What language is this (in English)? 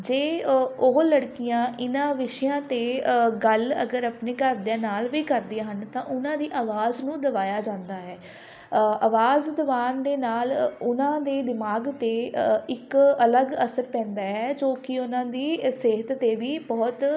Punjabi